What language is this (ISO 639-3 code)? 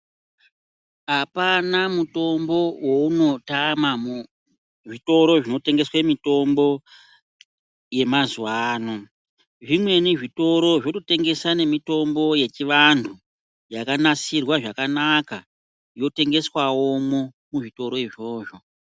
ndc